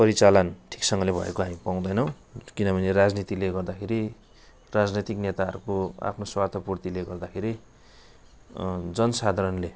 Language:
Nepali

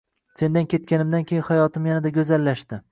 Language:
Uzbek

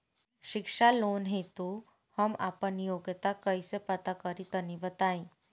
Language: Bhojpuri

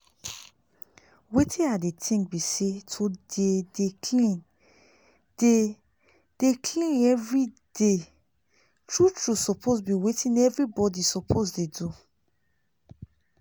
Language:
Nigerian Pidgin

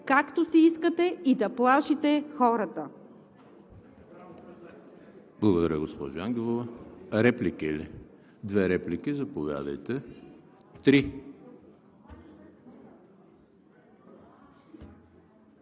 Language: Bulgarian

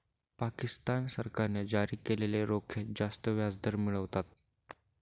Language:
Marathi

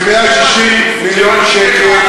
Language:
Hebrew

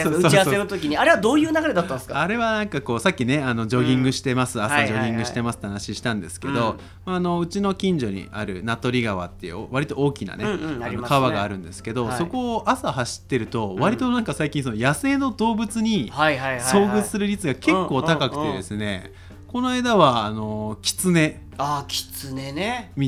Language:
Japanese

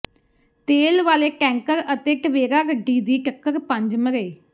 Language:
Punjabi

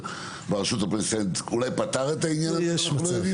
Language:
Hebrew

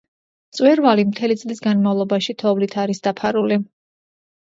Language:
Georgian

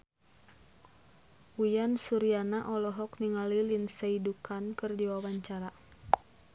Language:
Sundanese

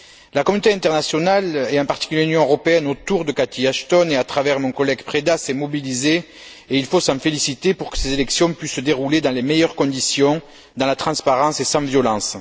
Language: French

